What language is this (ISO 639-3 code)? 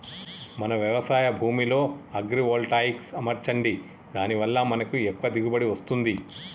tel